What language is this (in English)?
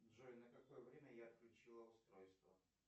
Russian